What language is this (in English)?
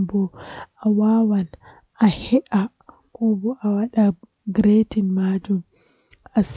Western Niger Fulfulde